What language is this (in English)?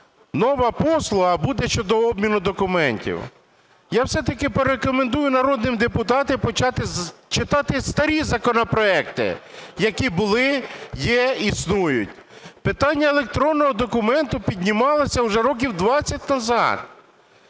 Ukrainian